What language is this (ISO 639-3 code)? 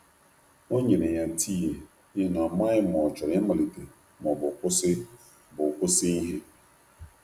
ibo